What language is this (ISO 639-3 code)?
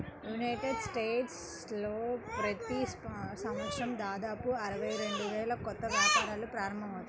tel